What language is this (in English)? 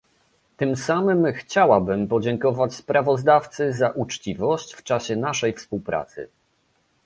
Polish